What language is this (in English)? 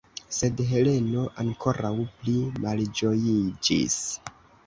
Esperanto